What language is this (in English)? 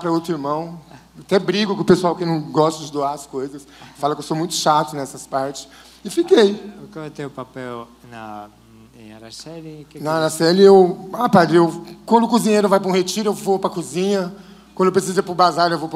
Portuguese